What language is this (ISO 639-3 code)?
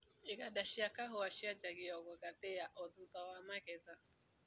kik